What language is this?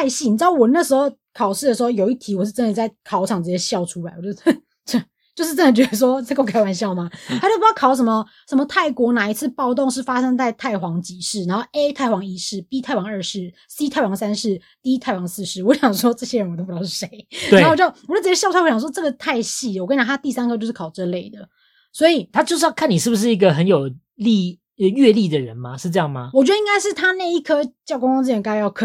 Chinese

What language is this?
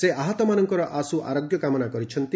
Odia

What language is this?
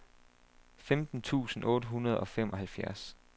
Danish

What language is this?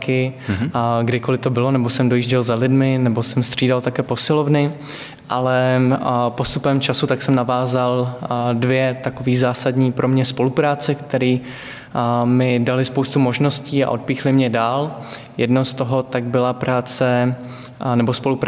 Czech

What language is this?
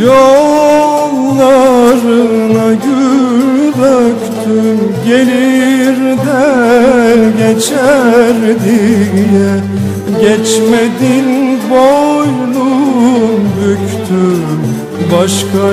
Turkish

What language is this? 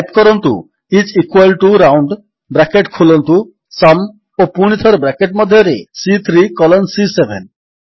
Odia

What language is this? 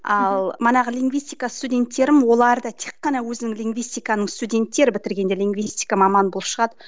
Kazakh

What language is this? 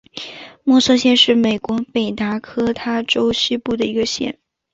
Chinese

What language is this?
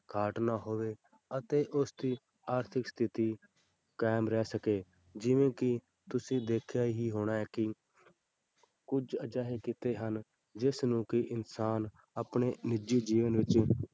Punjabi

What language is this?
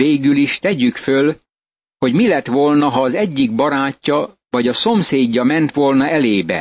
Hungarian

